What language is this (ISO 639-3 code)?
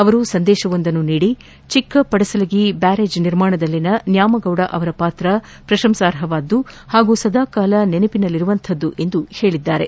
kan